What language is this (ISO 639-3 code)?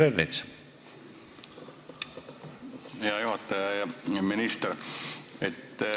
est